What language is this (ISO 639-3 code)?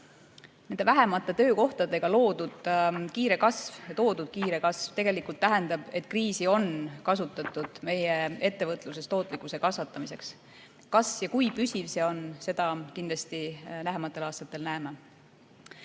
est